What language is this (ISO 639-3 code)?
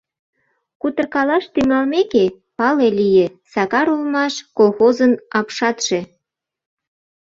chm